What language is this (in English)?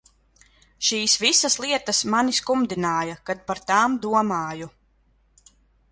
Latvian